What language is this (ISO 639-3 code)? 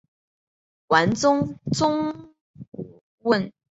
zho